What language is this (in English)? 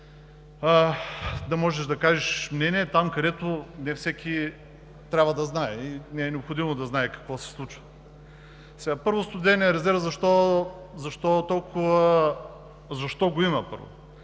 Bulgarian